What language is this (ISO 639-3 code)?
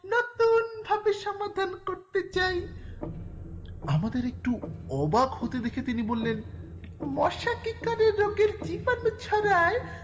ben